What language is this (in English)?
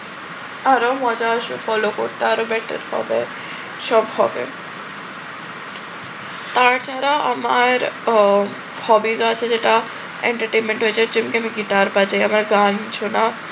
Bangla